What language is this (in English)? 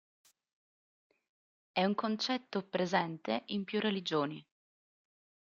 Italian